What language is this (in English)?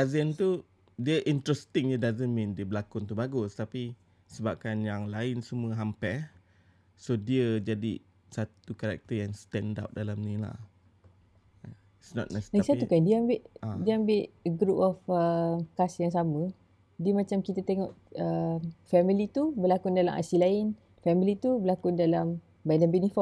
Malay